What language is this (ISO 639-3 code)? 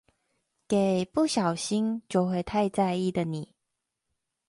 zho